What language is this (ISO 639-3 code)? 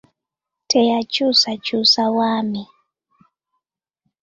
lug